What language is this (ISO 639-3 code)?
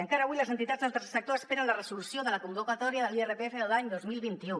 cat